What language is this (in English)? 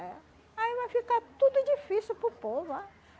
Portuguese